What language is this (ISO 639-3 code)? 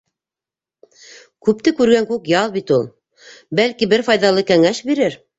bak